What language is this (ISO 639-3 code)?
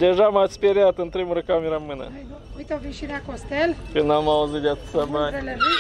ron